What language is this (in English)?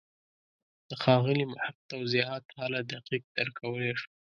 Pashto